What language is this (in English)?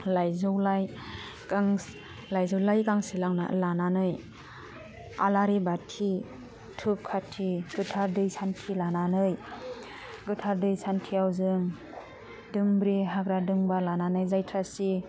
Bodo